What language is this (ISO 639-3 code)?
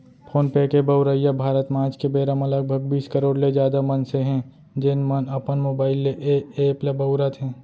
hne